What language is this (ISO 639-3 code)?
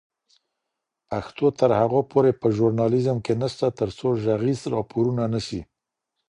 pus